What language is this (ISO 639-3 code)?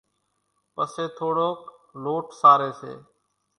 gjk